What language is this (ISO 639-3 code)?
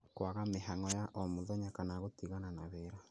kik